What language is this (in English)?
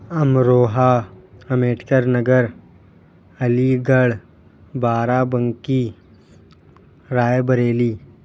Urdu